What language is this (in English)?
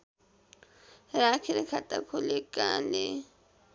Nepali